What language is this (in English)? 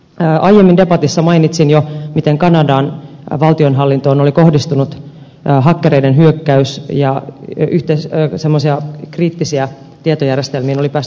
Finnish